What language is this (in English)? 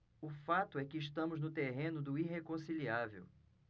Portuguese